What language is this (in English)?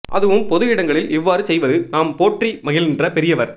Tamil